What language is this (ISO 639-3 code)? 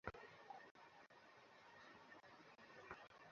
ben